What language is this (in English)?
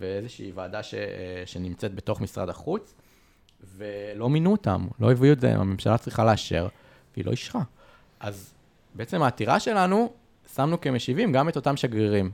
Hebrew